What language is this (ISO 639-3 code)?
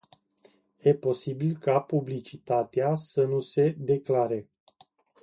ron